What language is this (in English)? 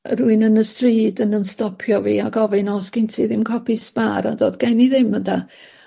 Welsh